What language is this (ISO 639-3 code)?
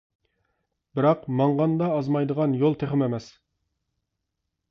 uig